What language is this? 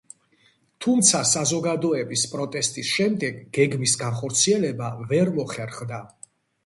Georgian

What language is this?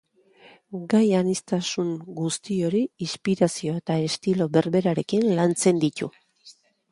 Basque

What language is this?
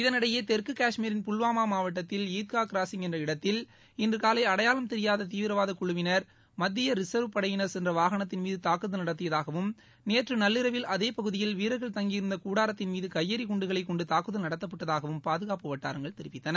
Tamil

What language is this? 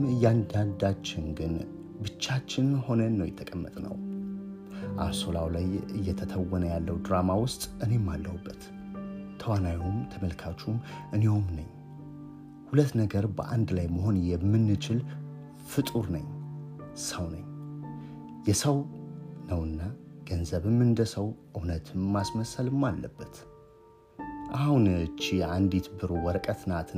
Amharic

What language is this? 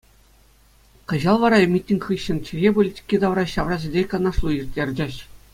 Chuvash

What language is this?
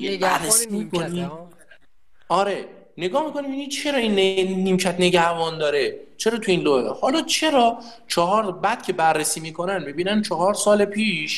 Persian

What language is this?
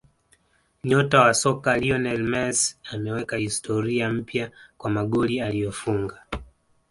Swahili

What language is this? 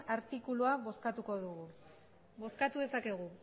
Basque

